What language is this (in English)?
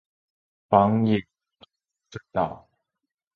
Chinese